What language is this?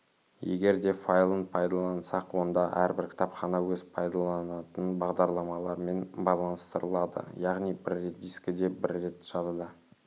Kazakh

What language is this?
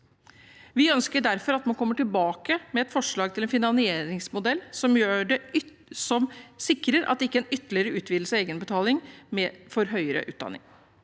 Norwegian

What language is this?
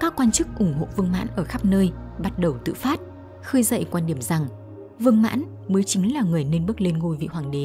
Vietnamese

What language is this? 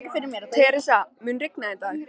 Icelandic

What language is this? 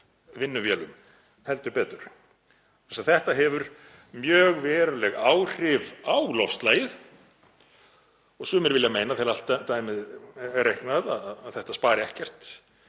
Icelandic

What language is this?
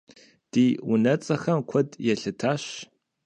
Kabardian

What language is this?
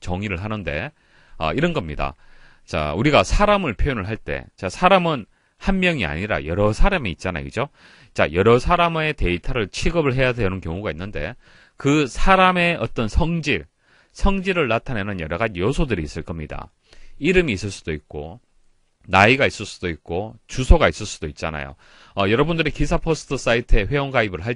Korean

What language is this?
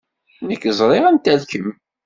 Kabyle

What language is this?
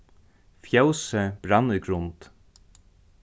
Faroese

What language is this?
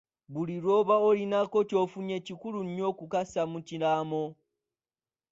Ganda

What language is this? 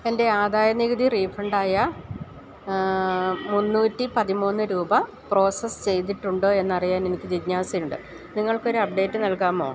Malayalam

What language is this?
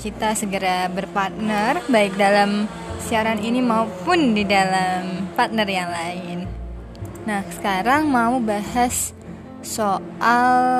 Indonesian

